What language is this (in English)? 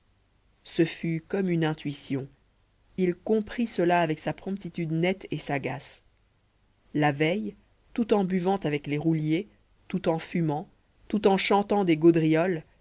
French